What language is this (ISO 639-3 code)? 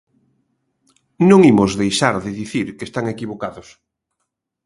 glg